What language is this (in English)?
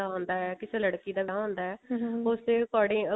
Punjabi